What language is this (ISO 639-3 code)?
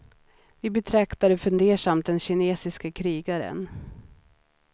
swe